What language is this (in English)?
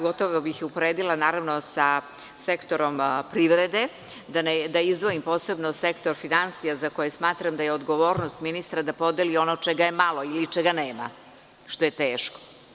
Serbian